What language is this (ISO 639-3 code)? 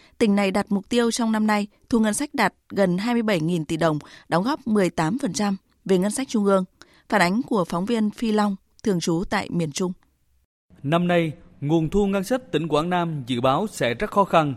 vie